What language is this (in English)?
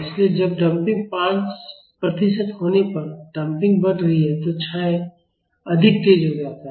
Hindi